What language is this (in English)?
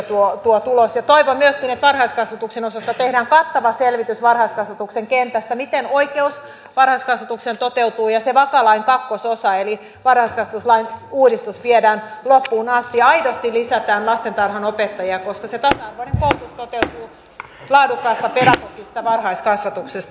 Finnish